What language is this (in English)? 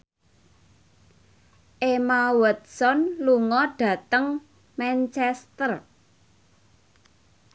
Javanese